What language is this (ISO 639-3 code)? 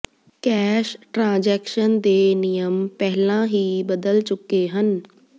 pan